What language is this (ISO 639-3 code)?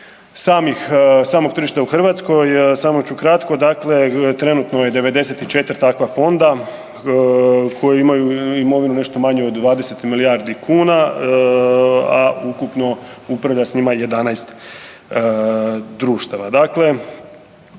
hrv